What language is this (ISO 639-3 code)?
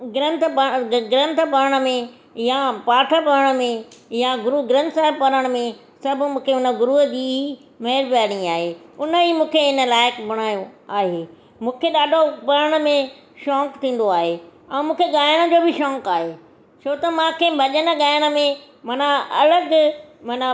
snd